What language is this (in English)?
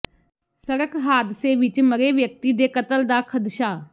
Punjabi